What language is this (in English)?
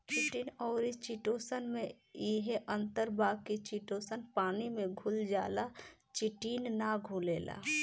Bhojpuri